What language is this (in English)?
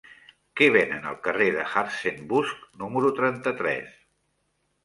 Catalan